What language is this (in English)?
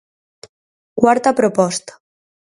Galician